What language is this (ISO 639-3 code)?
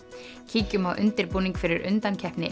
isl